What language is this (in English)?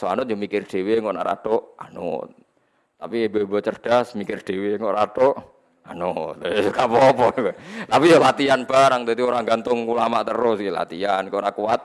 Indonesian